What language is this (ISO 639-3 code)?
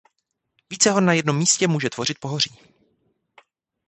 ces